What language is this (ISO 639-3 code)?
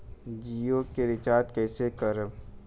bho